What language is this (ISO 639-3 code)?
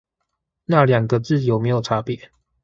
zho